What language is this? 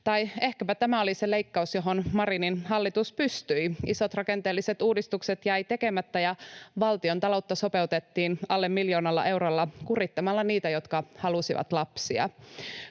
Finnish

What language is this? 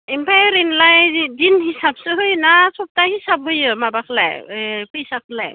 Bodo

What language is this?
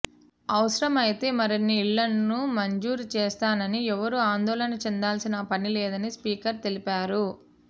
Telugu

